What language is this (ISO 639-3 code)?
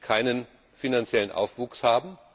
deu